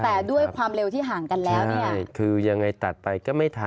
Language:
Thai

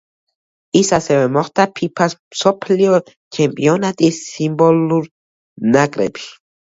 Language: Georgian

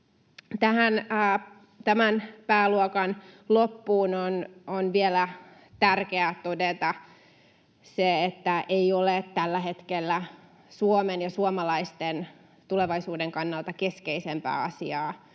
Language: Finnish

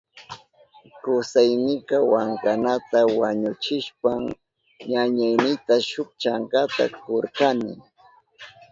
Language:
Southern Pastaza Quechua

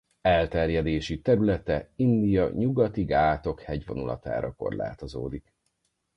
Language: Hungarian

